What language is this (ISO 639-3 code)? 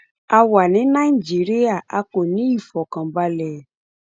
yor